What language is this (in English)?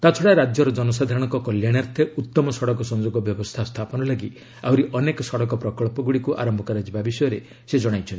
Odia